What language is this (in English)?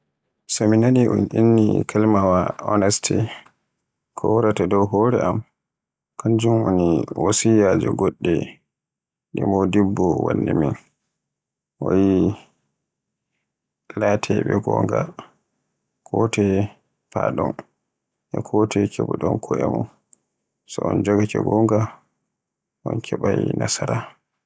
Borgu Fulfulde